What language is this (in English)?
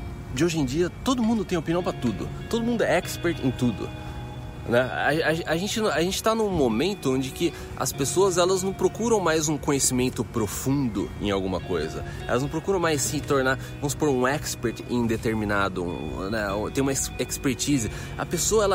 Portuguese